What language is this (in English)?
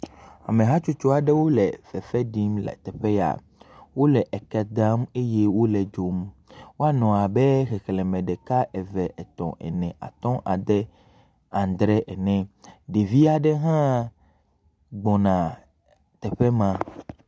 Ewe